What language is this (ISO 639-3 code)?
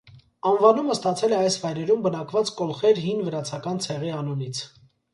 hye